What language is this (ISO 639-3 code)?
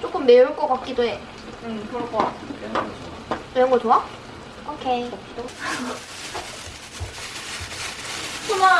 kor